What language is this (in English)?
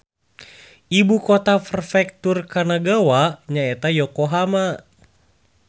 Sundanese